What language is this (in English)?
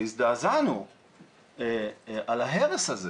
Hebrew